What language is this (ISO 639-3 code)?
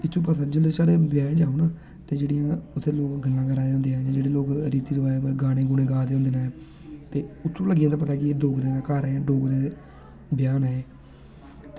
doi